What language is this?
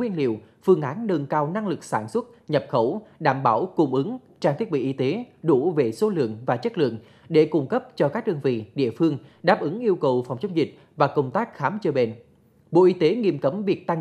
Vietnamese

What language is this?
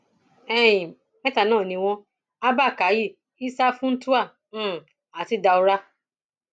Yoruba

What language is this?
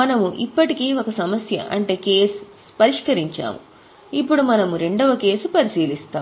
Telugu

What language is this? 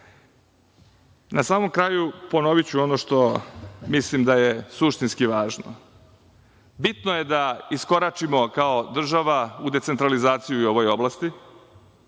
Serbian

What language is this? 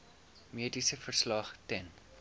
Afrikaans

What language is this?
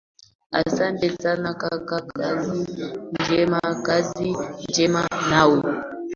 Swahili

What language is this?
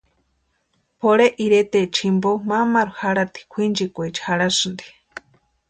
Western Highland Purepecha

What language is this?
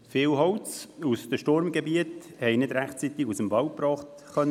Swiss German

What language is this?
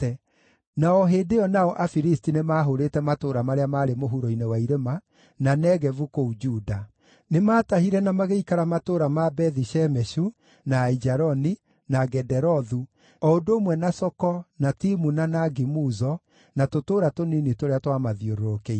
Kikuyu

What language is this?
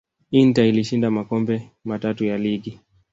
Swahili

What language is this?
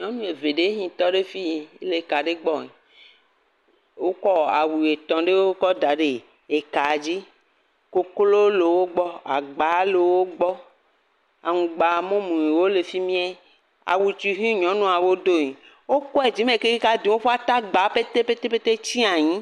Ewe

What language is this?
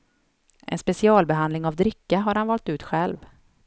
Swedish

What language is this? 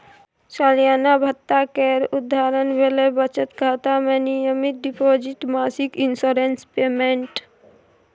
Maithili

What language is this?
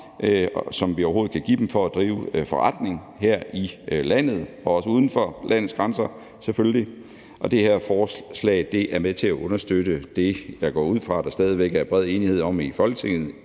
Danish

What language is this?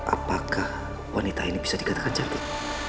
Indonesian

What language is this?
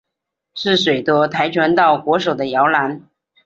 Chinese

